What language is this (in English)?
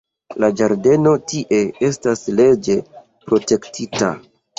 Esperanto